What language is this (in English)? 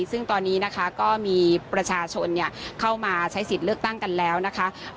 Thai